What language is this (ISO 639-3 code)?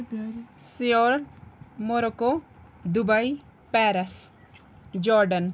kas